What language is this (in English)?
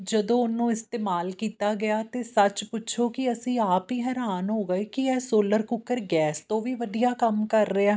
Punjabi